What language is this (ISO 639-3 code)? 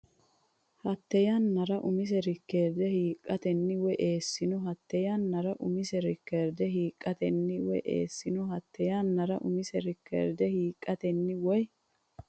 sid